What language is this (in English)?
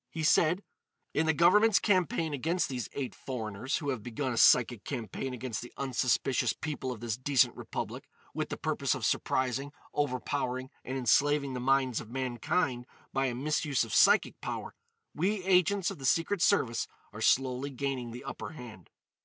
English